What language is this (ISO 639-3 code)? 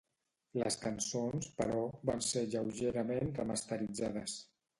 cat